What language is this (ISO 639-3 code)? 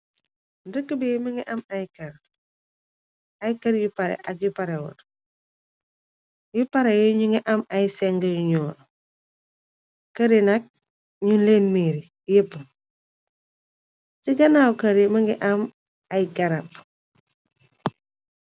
wol